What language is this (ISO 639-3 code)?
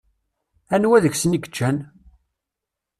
kab